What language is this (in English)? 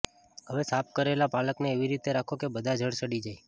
Gujarati